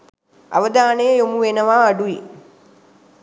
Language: Sinhala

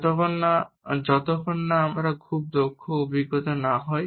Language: Bangla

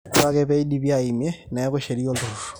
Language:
Masai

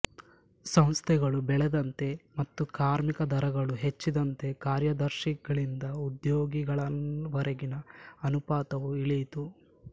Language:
Kannada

